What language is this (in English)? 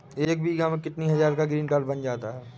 Hindi